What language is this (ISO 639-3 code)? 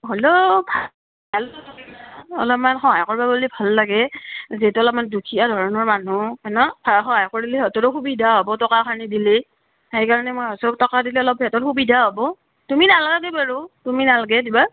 asm